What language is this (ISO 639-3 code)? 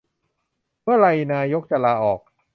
tha